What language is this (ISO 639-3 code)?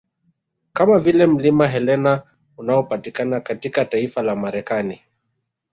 swa